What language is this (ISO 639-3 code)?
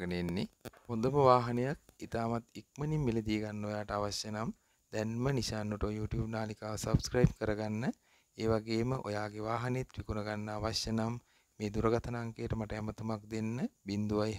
ara